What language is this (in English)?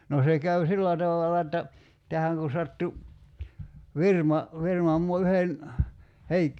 Finnish